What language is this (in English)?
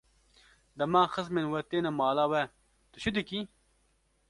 Kurdish